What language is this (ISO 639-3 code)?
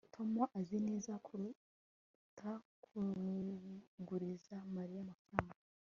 kin